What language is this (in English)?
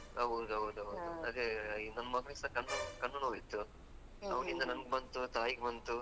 Kannada